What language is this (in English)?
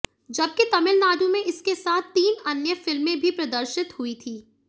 Hindi